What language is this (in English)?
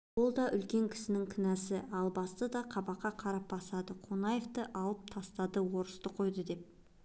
Kazakh